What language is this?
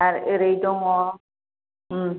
Bodo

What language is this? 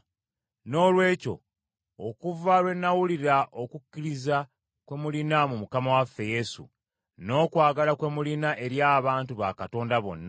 Ganda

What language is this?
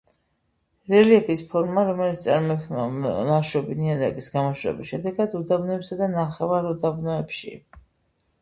Georgian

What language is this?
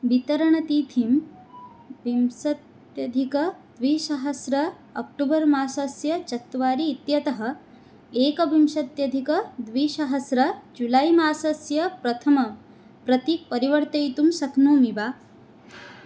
Sanskrit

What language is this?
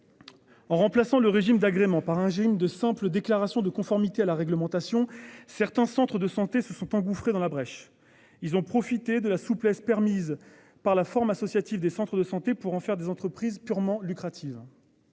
French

